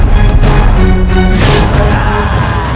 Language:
Indonesian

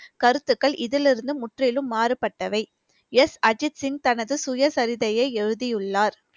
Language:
Tamil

